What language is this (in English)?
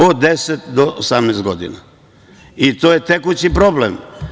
Serbian